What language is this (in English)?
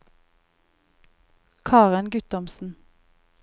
Norwegian